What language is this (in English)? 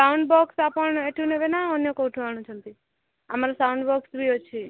Odia